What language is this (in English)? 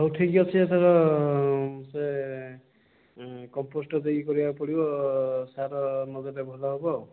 Odia